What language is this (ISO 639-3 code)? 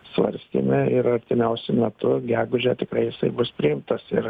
lit